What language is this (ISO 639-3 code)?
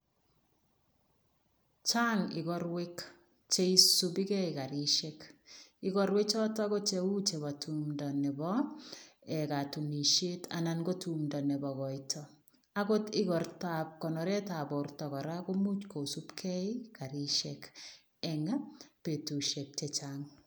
kln